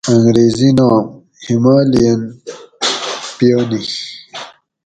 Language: Gawri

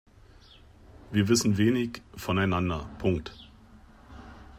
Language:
German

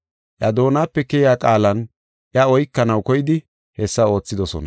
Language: Gofa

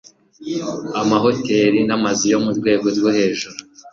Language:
Kinyarwanda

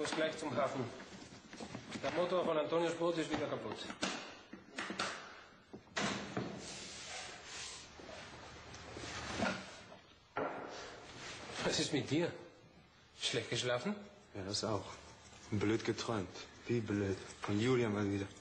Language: German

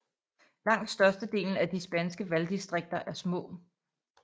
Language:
Danish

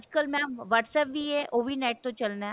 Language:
Punjabi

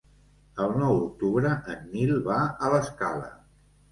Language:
Catalan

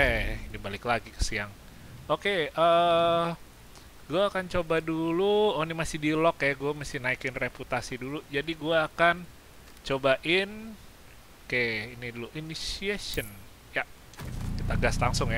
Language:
Indonesian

